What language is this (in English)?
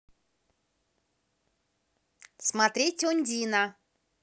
Russian